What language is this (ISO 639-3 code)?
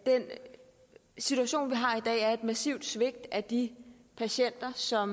dan